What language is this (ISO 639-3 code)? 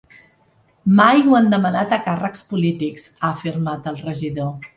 cat